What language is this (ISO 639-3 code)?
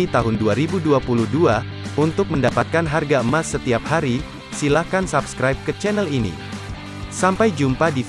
ind